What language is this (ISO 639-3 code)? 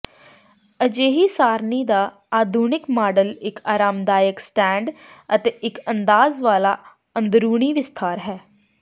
pan